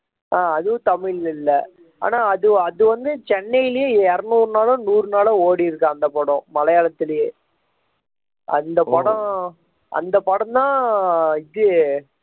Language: Tamil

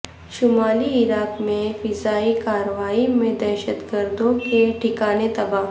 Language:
Urdu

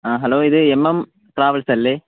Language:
Malayalam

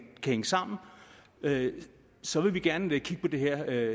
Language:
Danish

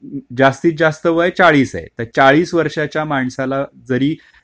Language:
Marathi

